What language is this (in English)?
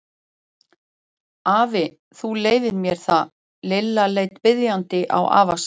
Icelandic